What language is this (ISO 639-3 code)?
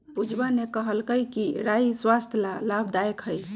mag